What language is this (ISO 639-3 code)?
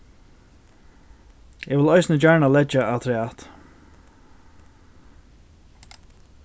fao